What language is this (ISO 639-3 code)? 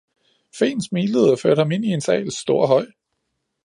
dan